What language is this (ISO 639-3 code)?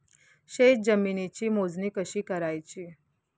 mar